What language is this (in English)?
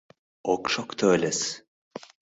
Mari